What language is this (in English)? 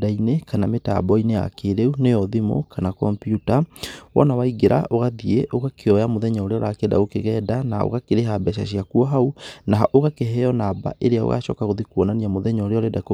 Kikuyu